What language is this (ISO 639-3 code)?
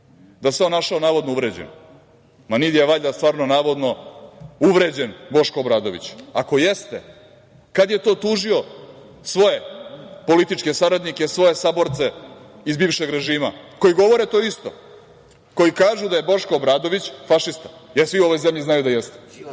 srp